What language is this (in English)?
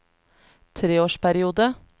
Norwegian